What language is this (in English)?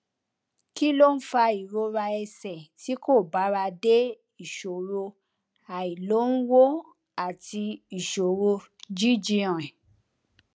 Yoruba